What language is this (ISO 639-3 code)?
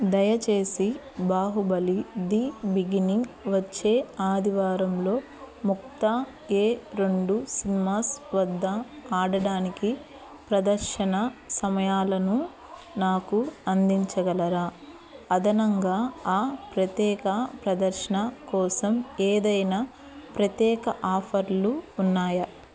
tel